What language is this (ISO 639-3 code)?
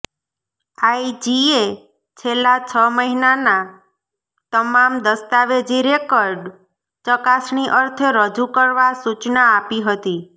guj